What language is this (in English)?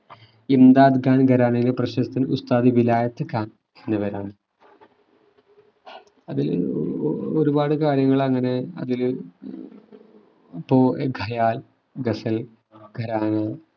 Malayalam